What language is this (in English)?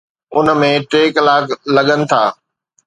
Sindhi